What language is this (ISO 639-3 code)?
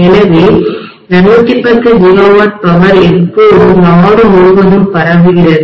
tam